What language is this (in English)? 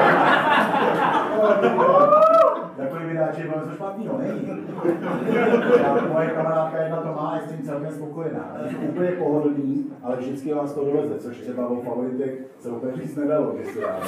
Czech